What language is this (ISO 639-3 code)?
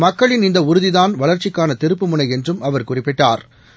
tam